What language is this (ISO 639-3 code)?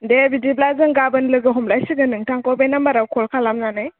brx